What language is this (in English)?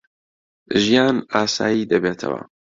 Central Kurdish